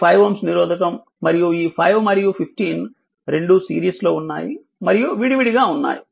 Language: Telugu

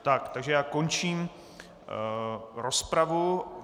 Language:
Czech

